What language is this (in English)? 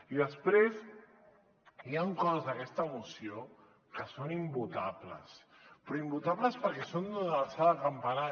Catalan